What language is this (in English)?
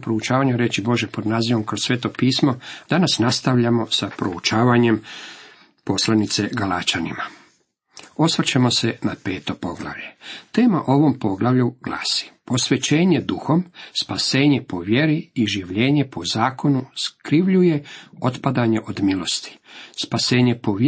Croatian